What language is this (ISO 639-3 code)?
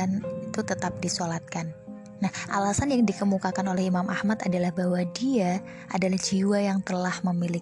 ind